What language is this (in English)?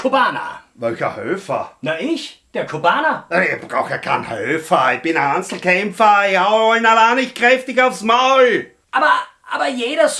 German